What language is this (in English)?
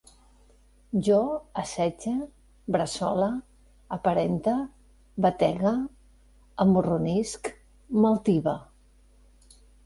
Catalan